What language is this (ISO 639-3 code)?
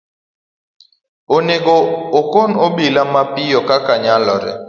luo